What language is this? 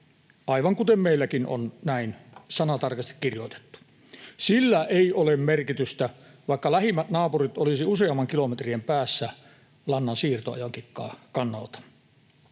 Finnish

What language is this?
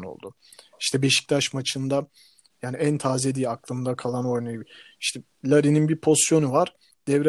Turkish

